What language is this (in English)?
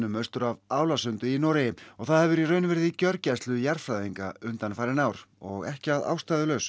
Icelandic